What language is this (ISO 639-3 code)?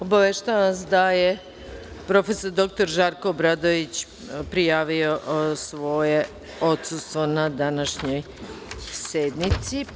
srp